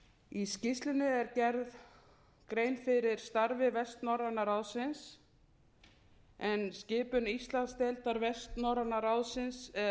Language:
Icelandic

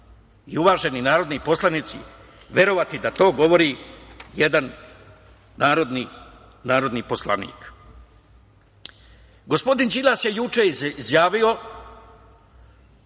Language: Serbian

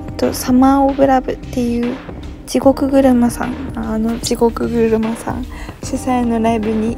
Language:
Japanese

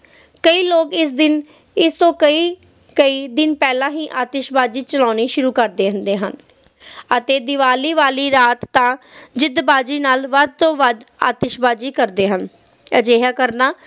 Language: Punjabi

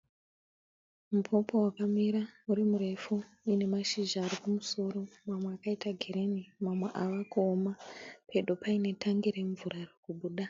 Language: Shona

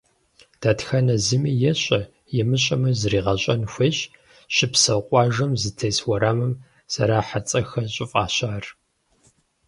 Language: Kabardian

